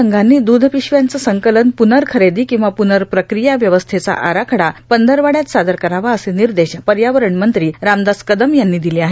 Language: Marathi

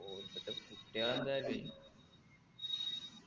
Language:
Malayalam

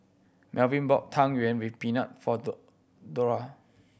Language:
English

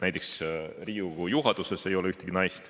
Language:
Estonian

